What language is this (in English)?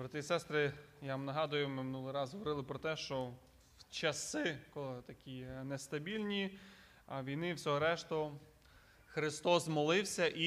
Ukrainian